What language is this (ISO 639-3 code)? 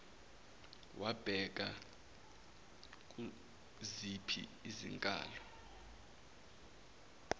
zul